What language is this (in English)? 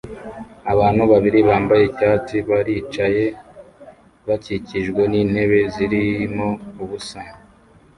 Kinyarwanda